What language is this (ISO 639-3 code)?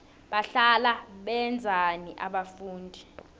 nbl